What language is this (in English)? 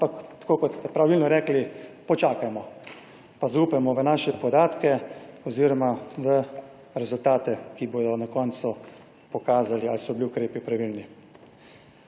Slovenian